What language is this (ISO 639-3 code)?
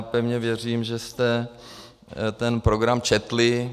ces